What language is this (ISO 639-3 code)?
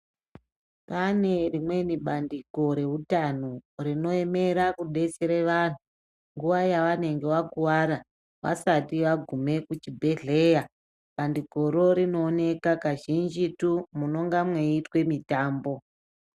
ndc